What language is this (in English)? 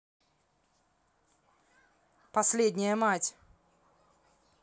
Russian